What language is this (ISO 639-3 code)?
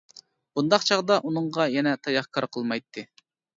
uig